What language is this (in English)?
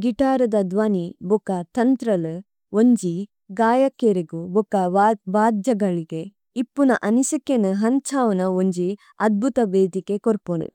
Tulu